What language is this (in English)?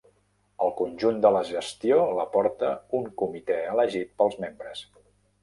Catalan